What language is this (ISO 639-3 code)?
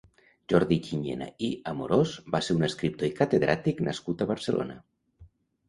cat